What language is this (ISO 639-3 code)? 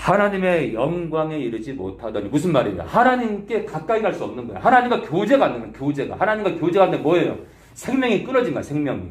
kor